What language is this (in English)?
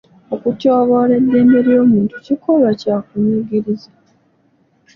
Ganda